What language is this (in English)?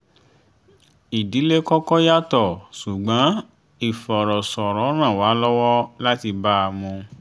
Yoruba